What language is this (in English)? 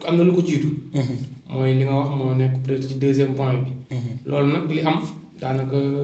French